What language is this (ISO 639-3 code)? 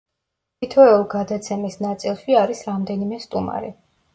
kat